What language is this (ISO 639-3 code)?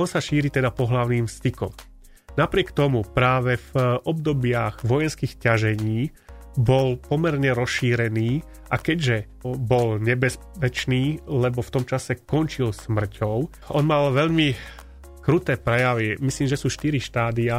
slk